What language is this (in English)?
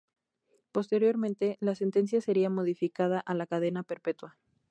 Spanish